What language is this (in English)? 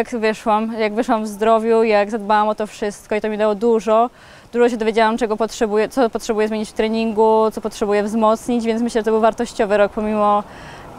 Polish